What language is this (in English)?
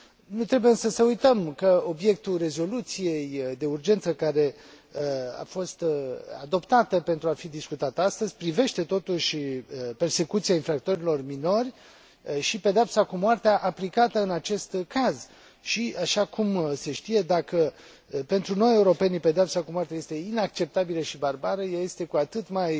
Romanian